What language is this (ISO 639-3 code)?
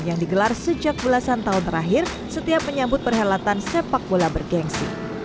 ind